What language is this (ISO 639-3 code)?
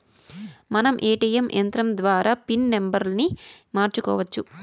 tel